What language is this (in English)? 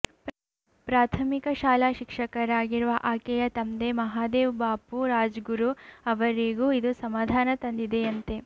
Kannada